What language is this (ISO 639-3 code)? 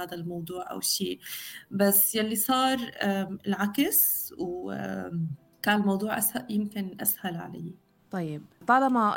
ara